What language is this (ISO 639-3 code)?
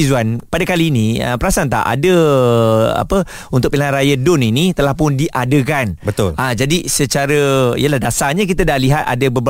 msa